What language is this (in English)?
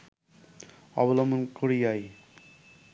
Bangla